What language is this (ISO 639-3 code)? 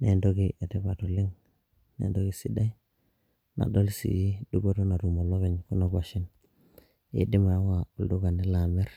mas